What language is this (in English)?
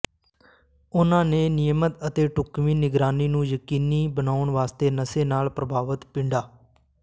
Punjabi